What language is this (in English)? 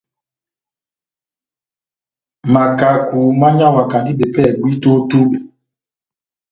Batanga